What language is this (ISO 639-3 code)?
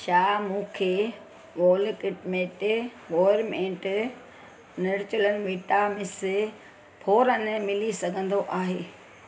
snd